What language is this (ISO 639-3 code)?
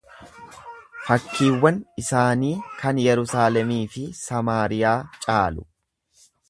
orm